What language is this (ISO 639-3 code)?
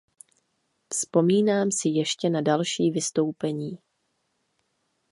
ces